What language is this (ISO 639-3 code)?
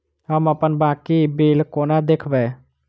mai